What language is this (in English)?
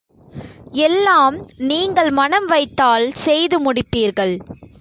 Tamil